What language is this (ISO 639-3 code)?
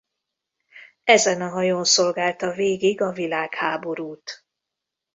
hun